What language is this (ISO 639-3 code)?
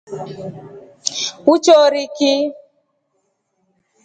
rof